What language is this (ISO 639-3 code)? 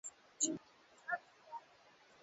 swa